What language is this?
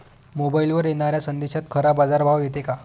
Marathi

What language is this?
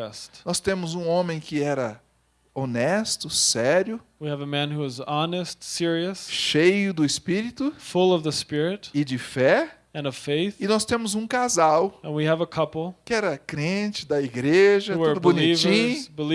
Portuguese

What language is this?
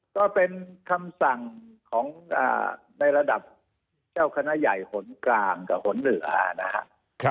Thai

